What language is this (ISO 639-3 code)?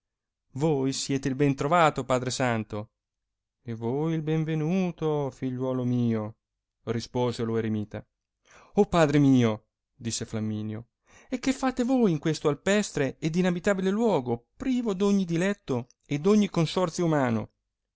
ita